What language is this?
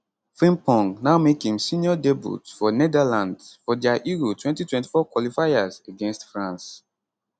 Nigerian Pidgin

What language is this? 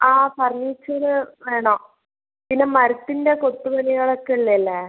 Malayalam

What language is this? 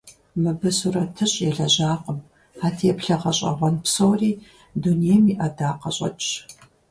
Kabardian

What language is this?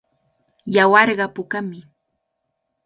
Cajatambo North Lima Quechua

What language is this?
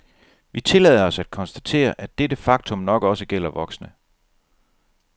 Danish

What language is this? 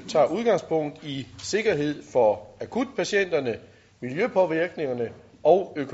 Danish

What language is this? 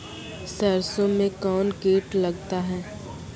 Maithili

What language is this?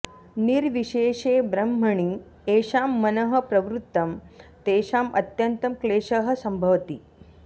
Sanskrit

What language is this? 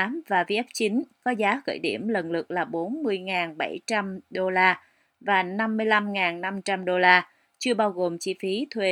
Vietnamese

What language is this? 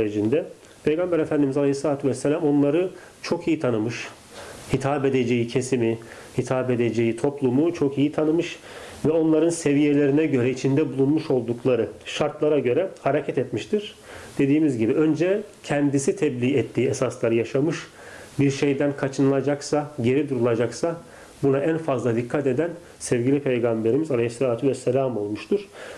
Turkish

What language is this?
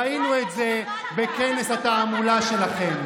Hebrew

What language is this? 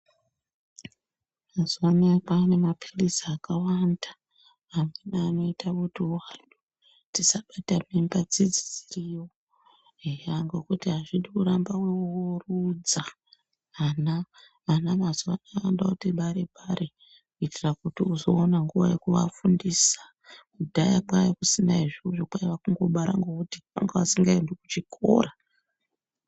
Ndau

